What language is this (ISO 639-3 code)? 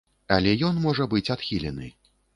bel